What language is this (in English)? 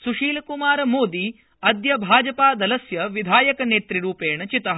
Sanskrit